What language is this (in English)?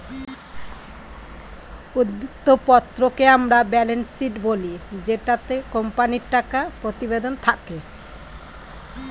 Bangla